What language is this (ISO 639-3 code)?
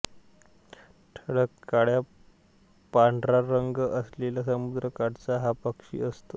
mar